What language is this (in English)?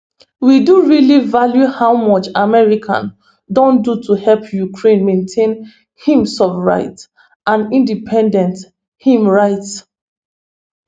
Nigerian Pidgin